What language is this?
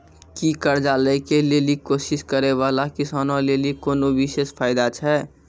Maithili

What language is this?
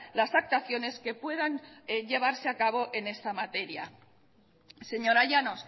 Spanish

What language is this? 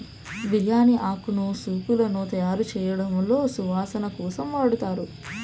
Telugu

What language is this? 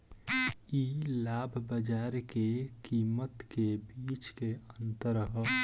Bhojpuri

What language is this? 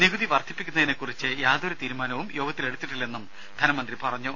Malayalam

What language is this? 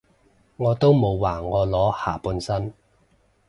Cantonese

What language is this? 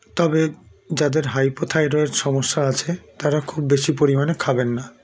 Bangla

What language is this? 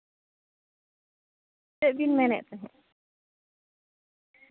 Santali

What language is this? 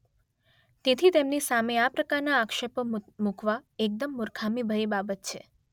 Gujarati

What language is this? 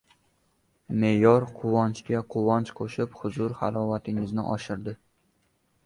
Uzbek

